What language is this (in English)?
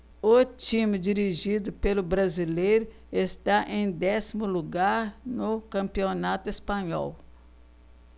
Portuguese